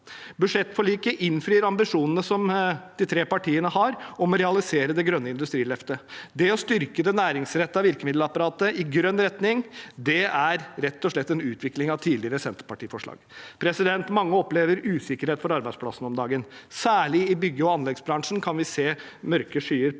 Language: Norwegian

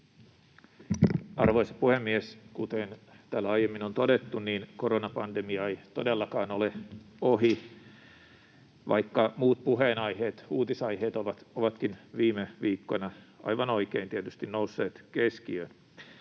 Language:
Finnish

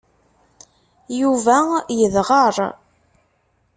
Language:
Kabyle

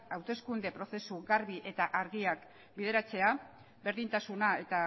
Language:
Basque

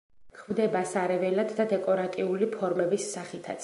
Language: Georgian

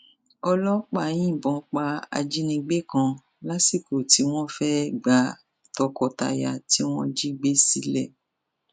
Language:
Yoruba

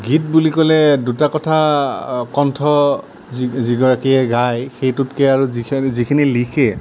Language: Assamese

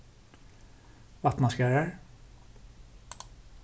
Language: Faroese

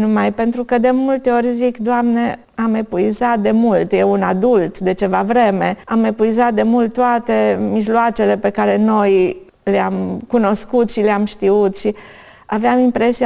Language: Romanian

